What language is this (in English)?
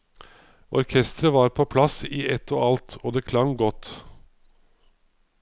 Norwegian